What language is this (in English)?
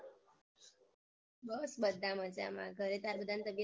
Gujarati